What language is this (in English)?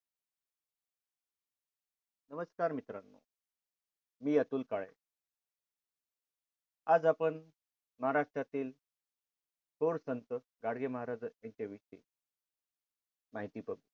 Marathi